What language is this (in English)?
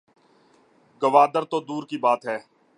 Urdu